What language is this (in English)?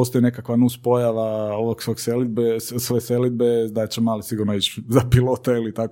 Croatian